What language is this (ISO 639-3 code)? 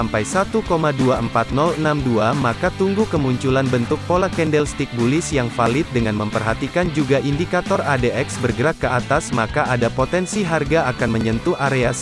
ind